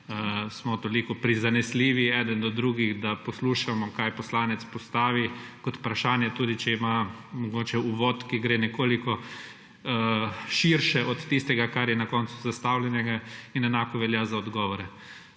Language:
Slovenian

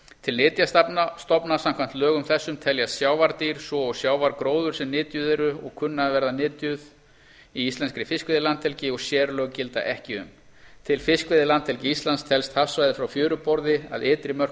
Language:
Icelandic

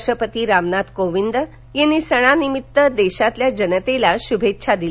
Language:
Marathi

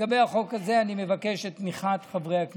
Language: Hebrew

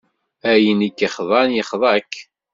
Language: Kabyle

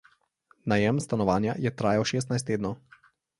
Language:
Slovenian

